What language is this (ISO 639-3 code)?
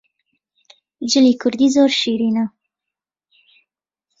ckb